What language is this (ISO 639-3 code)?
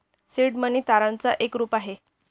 mar